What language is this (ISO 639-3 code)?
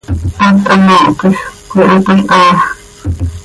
sei